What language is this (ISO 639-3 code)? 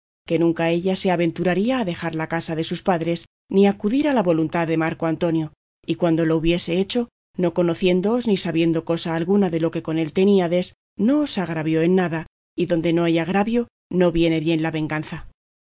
spa